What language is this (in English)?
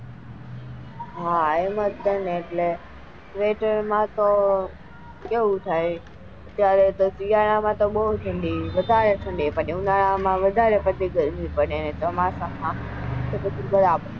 Gujarati